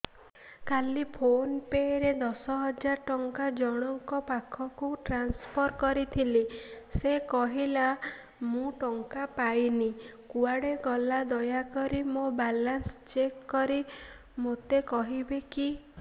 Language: Odia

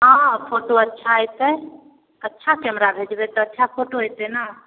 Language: Maithili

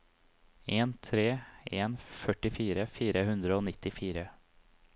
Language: Norwegian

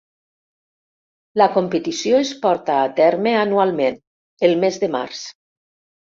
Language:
Catalan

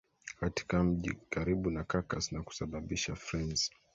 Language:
Swahili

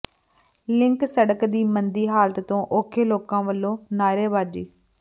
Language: Punjabi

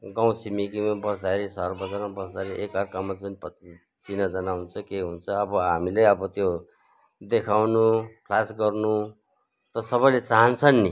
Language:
Nepali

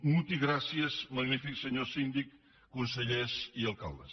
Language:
Catalan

